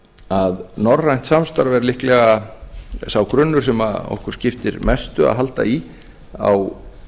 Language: Icelandic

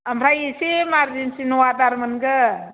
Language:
Bodo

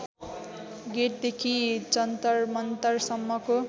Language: Nepali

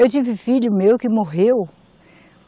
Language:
Portuguese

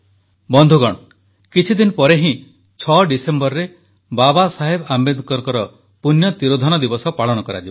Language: Odia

